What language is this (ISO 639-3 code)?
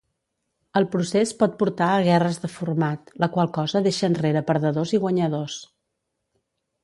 cat